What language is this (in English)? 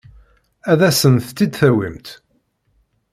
Kabyle